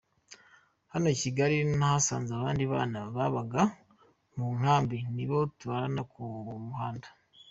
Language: Kinyarwanda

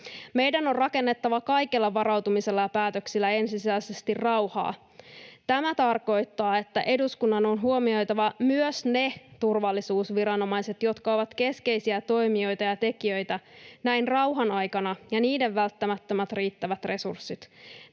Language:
Finnish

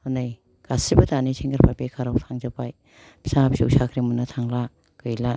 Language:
Bodo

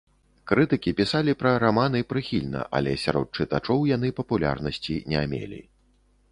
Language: Belarusian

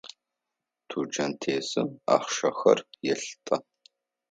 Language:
Adyghe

